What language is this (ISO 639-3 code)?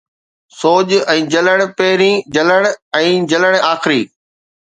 snd